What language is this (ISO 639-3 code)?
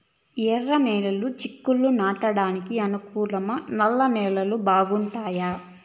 tel